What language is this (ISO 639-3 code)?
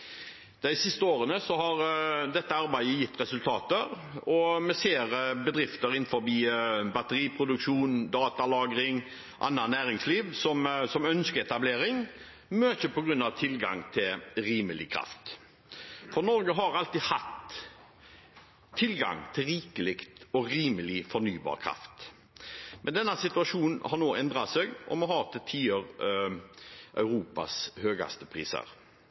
nob